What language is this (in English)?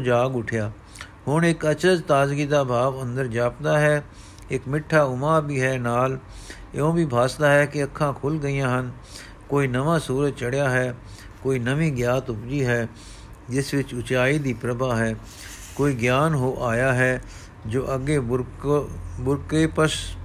Punjabi